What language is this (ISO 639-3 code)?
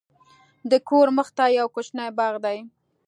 pus